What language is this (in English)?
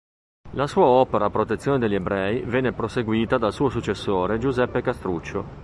Italian